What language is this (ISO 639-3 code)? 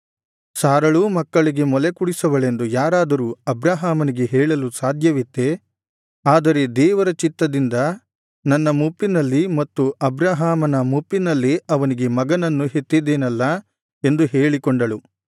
kan